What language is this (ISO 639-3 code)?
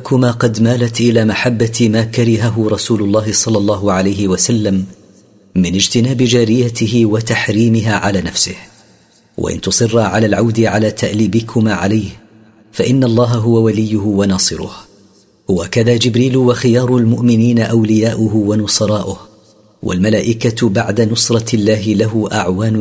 ara